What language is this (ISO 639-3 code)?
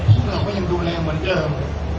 tha